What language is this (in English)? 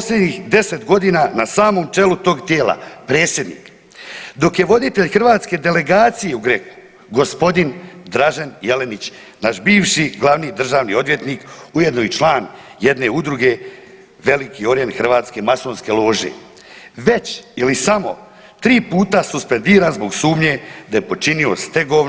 Croatian